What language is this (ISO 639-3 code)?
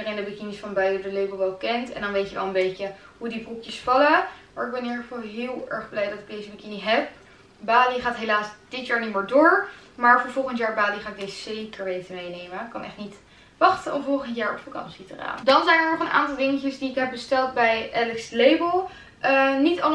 nld